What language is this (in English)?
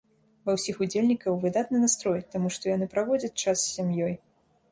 Belarusian